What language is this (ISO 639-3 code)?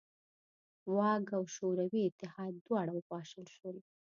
pus